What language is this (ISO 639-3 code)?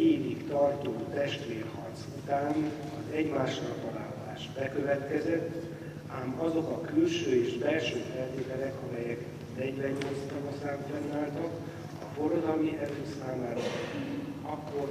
hun